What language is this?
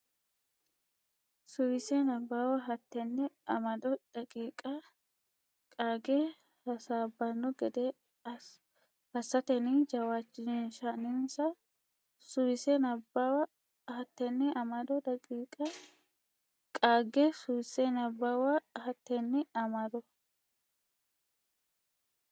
Sidamo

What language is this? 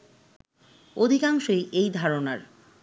Bangla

